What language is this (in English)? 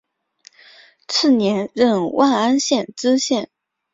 Chinese